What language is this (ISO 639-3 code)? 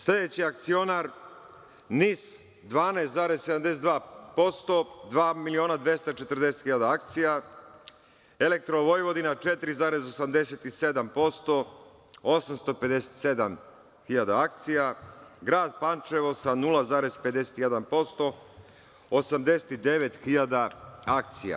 srp